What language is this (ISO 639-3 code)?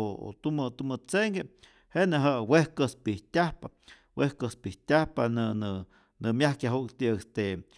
zor